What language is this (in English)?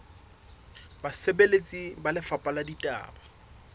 Southern Sotho